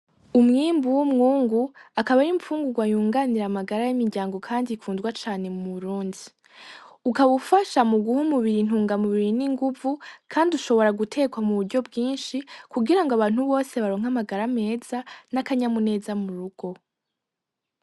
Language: Rundi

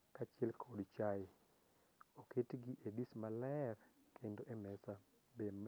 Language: Luo (Kenya and Tanzania)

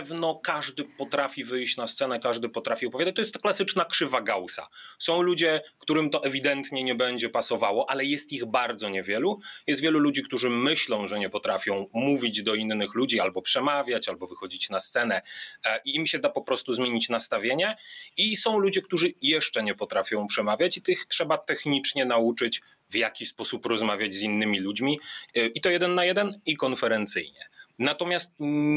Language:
Polish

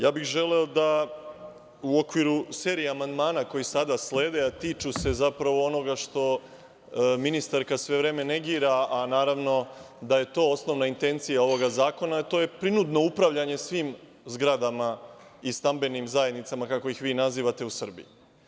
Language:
Serbian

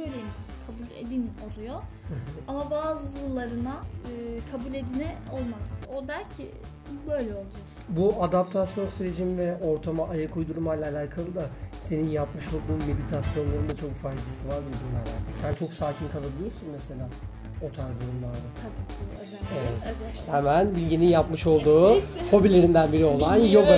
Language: Turkish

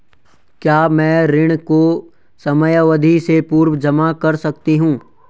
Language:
Hindi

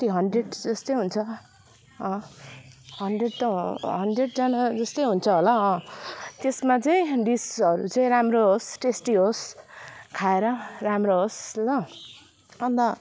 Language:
Nepali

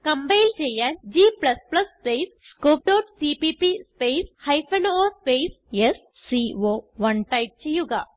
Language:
Malayalam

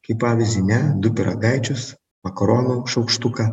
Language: Lithuanian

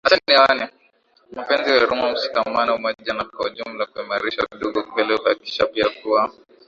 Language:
Swahili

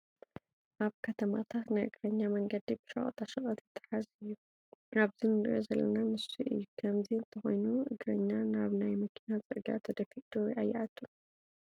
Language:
Tigrinya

